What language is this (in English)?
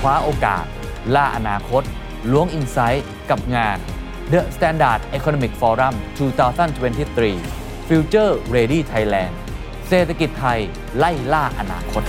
Thai